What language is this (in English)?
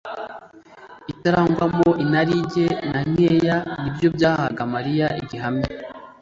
Kinyarwanda